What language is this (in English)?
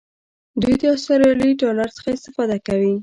Pashto